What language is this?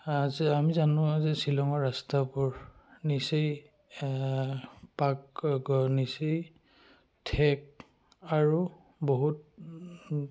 Assamese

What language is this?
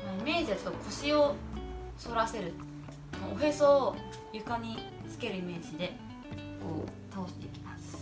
Japanese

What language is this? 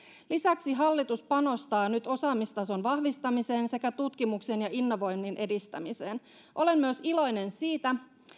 Finnish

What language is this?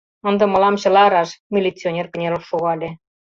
Mari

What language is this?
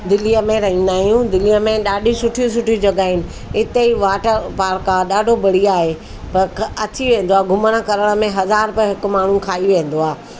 Sindhi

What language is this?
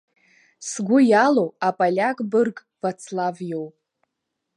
Abkhazian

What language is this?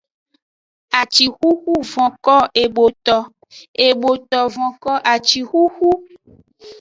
Aja (Benin)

